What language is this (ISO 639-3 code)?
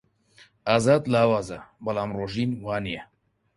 ckb